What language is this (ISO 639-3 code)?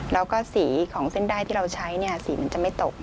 tha